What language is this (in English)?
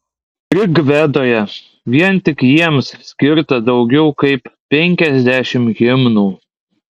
Lithuanian